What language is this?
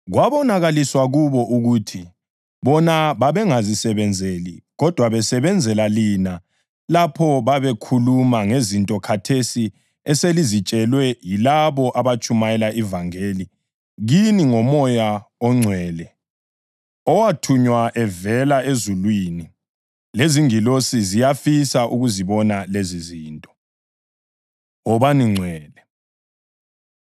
North Ndebele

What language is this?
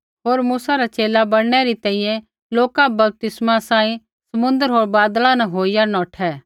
Kullu Pahari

